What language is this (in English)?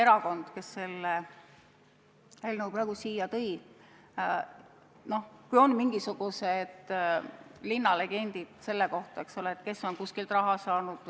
Estonian